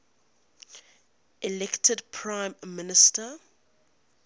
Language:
English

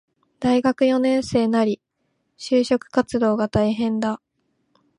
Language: Japanese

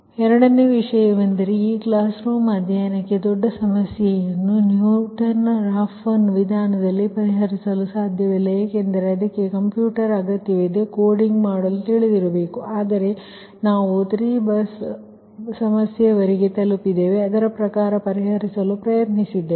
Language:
Kannada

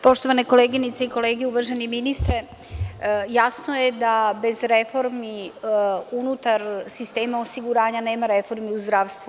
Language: Serbian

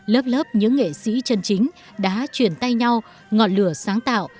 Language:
Vietnamese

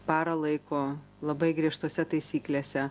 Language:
Lithuanian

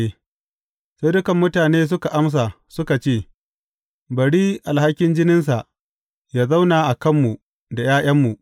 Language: Hausa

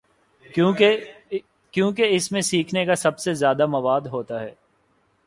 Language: Urdu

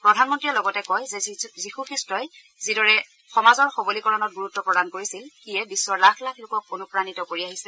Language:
Assamese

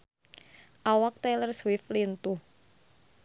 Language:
Sundanese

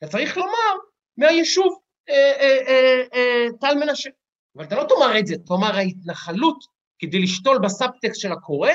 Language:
Hebrew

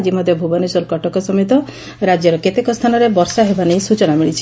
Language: Odia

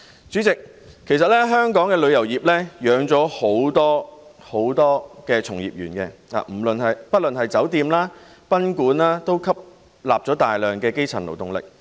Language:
Cantonese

